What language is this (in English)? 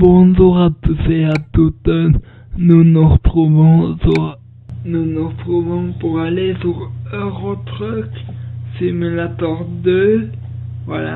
French